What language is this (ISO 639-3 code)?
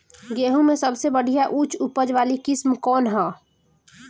bho